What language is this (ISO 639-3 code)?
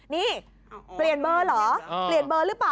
tha